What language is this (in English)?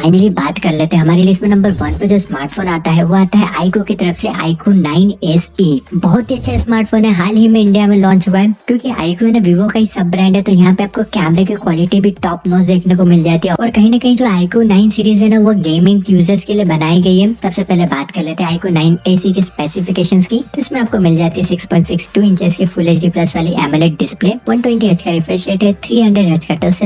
Hindi